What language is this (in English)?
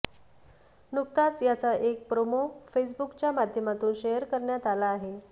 Marathi